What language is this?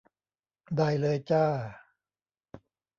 Thai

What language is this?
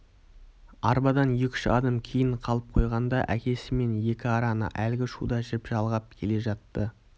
Kazakh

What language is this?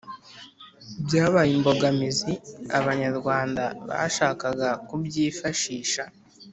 Kinyarwanda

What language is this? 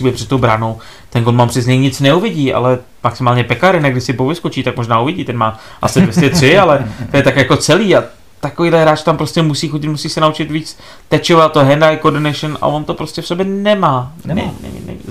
Czech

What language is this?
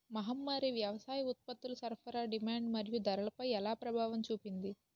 Telugu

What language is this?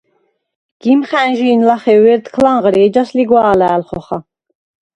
Svan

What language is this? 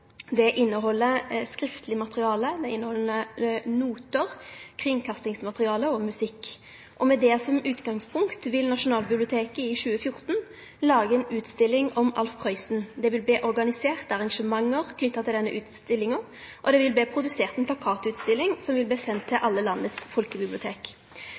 Norwegian Nynorsk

